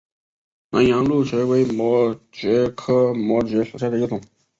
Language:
Chinese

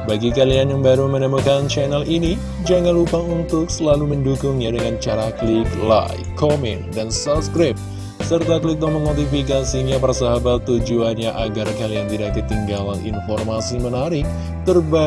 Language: Indonesian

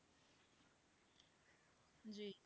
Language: Punjabi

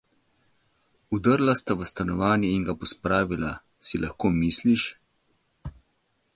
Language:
Slovenian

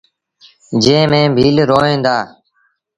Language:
Sindhi Bhil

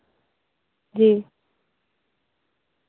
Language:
Urdu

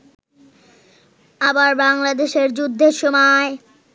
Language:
Bangla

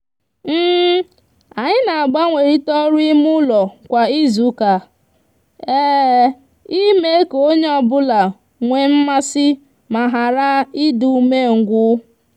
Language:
Igbo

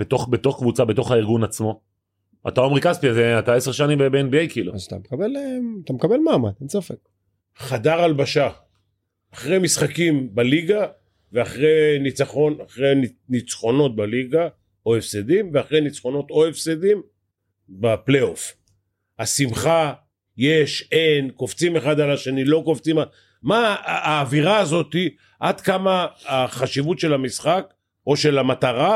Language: Hebrew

